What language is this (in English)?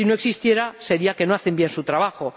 Spanish